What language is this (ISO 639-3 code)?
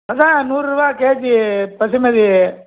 tam